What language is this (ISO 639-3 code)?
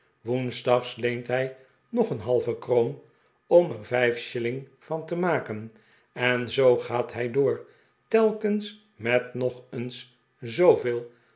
nld